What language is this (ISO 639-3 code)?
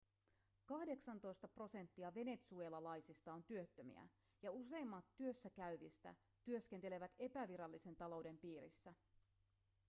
fin